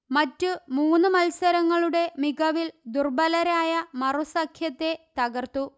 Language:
Malayalam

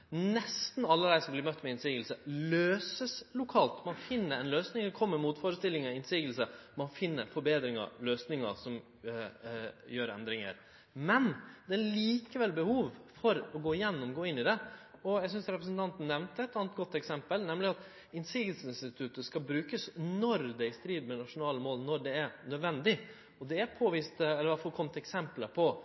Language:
Norwegian Nynorsk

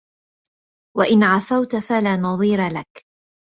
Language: Arabic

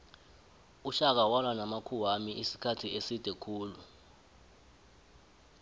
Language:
South Ndebele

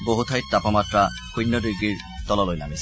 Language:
Assamese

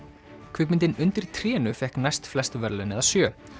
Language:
Icelandic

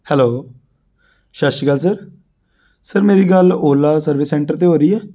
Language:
Punjabi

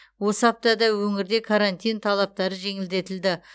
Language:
Kazakh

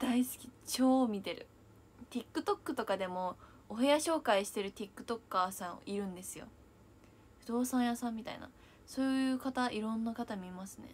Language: Japanese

